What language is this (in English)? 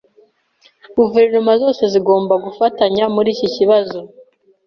Kinyarwanda